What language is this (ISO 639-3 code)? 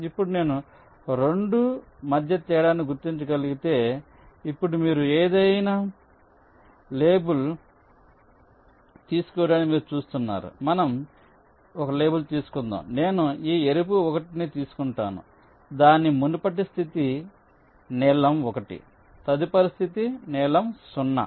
tel